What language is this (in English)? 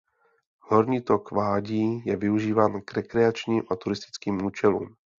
Czech